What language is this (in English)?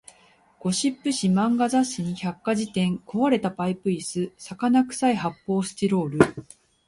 Japanese